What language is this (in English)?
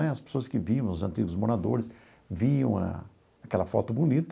Portuguese